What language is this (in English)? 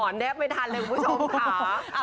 Thai